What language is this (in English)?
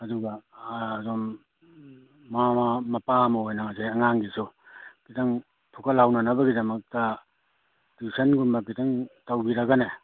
Manipuri